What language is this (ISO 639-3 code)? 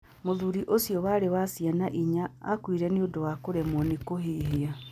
kik